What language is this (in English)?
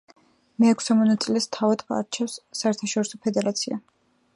Georgian